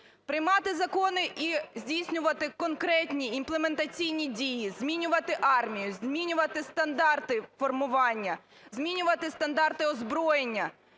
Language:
Ukrainian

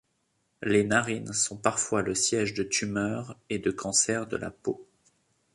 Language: French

